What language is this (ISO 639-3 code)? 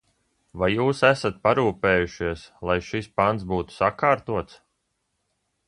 lav